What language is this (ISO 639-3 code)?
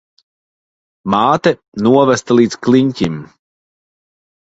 lav